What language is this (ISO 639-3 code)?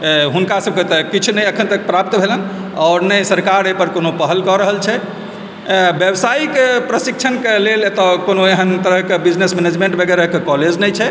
mai